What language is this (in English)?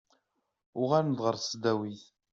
Kabyle